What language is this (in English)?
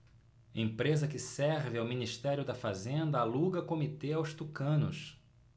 Portuguese